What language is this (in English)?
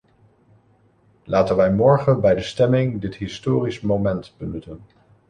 Dutch